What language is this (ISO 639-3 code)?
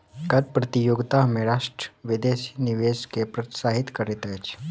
mai